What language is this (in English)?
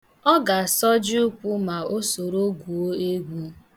Igbo